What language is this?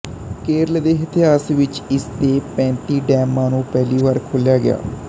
Punjabi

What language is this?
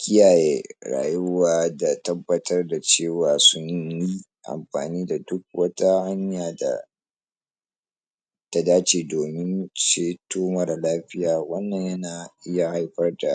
Hausa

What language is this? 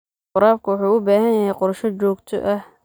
Somali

